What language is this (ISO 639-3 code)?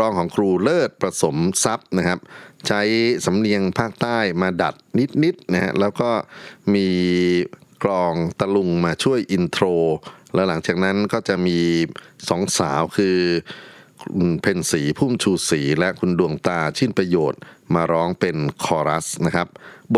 tha